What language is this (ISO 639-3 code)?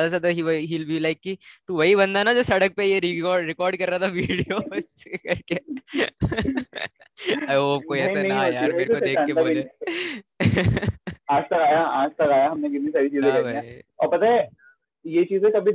hin